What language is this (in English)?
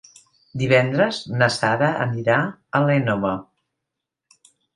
Catalan